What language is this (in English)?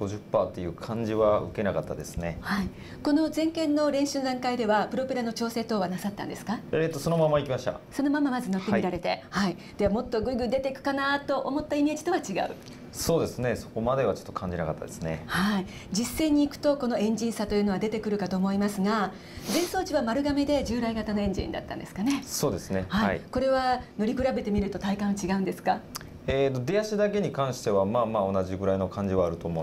Japanese